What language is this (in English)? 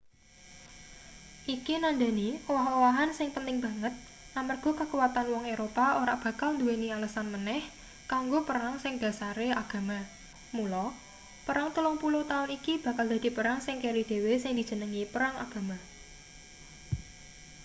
Javanese